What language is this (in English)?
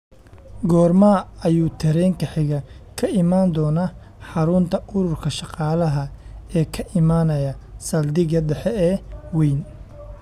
Somali